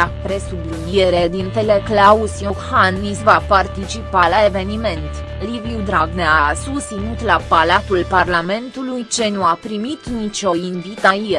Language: Romanian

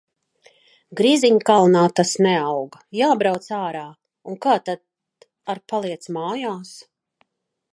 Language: Latvian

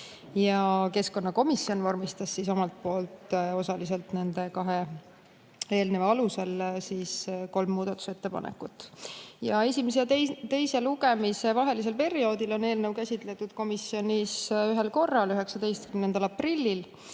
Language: Estonian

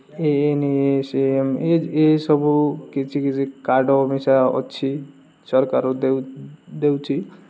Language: Odia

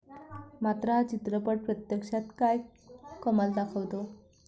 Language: Marathi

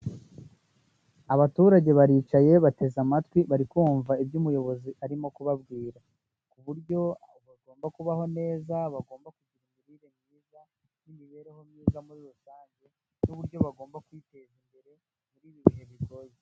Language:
Kinyarwanda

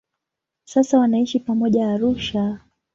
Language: Swahili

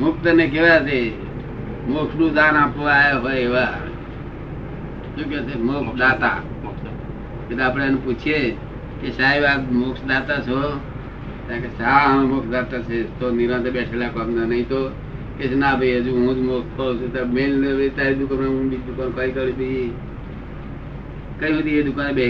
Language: Gujarati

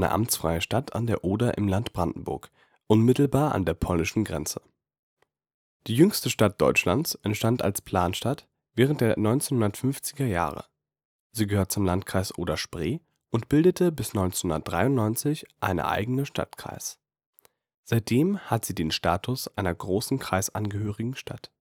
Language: German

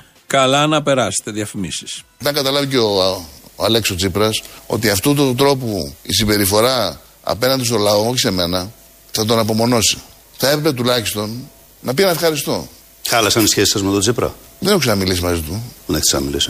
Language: Greek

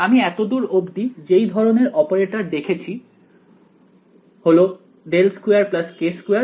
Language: Bangla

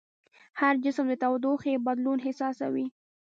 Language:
Pashto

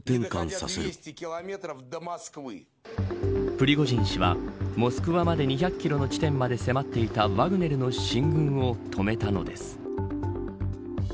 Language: Japanese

